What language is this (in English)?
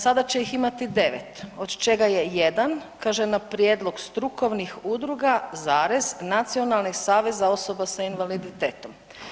Croatian